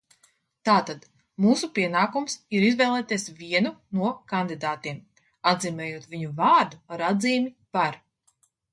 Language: Latvian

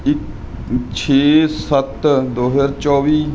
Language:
Punjabi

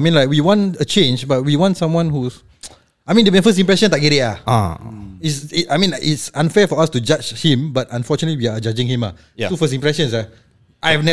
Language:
Malay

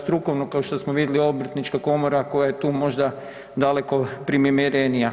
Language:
Croatian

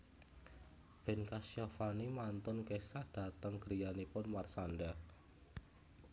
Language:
Javanese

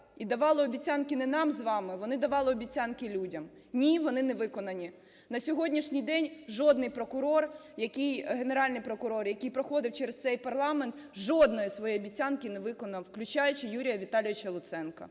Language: Ukrainian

